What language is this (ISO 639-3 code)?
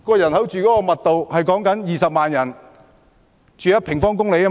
yue